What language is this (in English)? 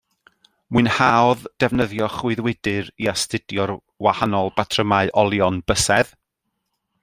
Welsh